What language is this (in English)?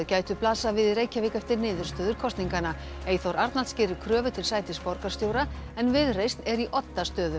Icelandic